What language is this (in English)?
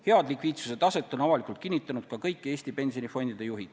Estonian